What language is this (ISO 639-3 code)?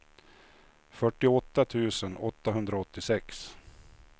swe